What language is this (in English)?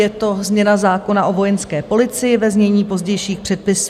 Czech